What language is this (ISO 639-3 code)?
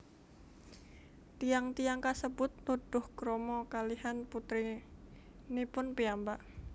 jav